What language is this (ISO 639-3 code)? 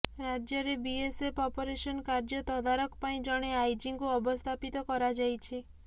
ori